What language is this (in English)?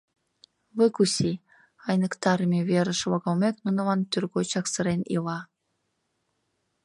Mari